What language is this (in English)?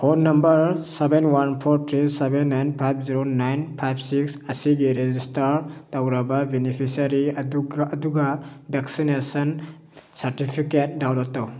Manipuri